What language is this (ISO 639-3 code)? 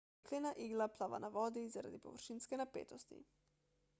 slv